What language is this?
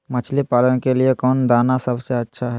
Magahi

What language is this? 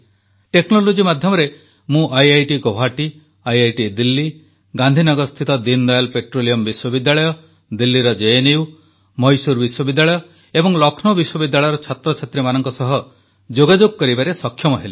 Odia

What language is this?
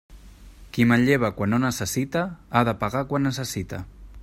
Catalan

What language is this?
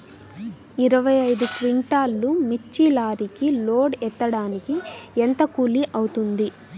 Telugu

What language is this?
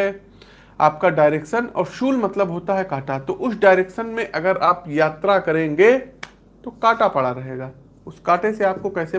Hindi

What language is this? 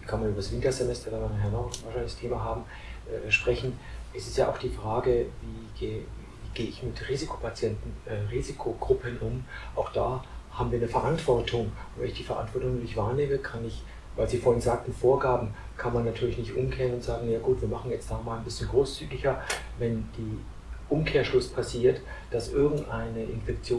German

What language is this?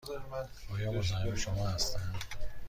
Persian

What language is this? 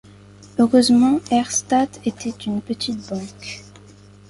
French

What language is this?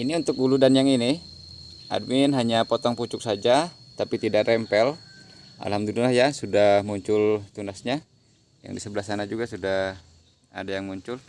Indonesian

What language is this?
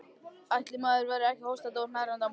Icelandic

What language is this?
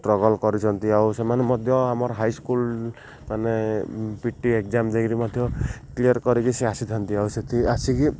Odia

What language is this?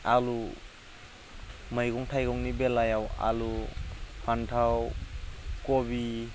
Bodo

